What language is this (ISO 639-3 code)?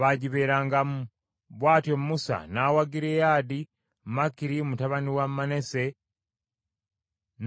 lug